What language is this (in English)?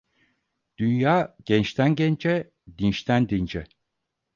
Turkish